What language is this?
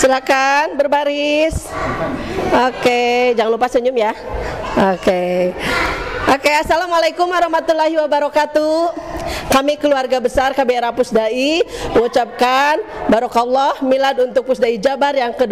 Indonesian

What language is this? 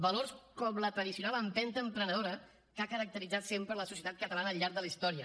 Catalan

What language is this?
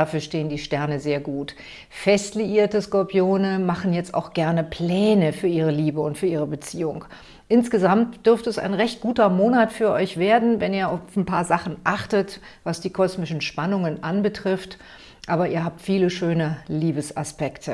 German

